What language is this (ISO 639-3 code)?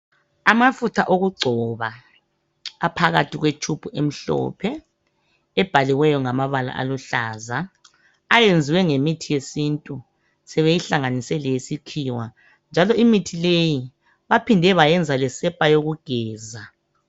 nde